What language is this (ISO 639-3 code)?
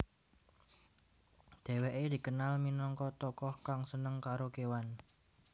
jav